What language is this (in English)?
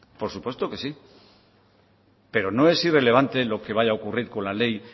Spanish